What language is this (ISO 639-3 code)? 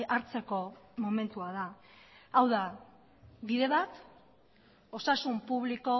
eus